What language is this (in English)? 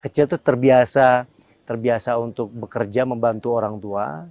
Indonesian